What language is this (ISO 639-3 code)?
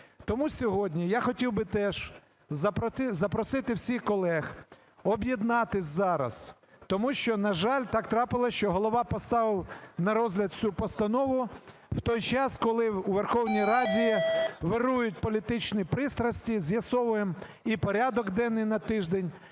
ukr